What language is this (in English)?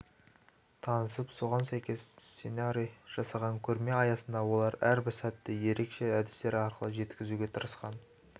Kazakh